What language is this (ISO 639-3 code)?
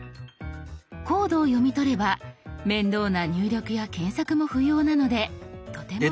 jpn